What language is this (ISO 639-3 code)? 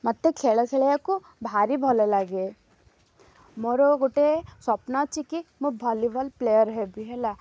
ori